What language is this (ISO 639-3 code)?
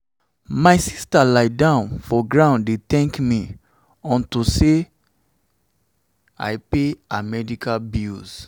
pcm